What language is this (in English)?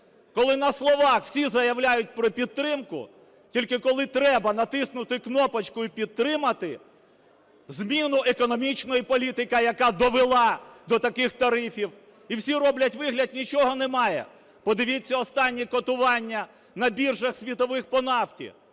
Ukrainian